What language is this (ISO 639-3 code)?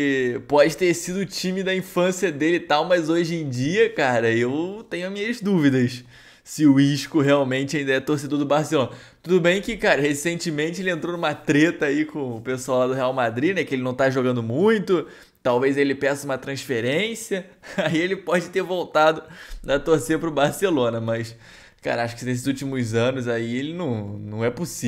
por